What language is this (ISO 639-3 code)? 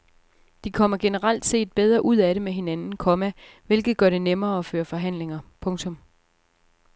dan